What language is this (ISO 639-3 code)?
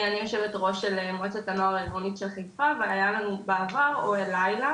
heb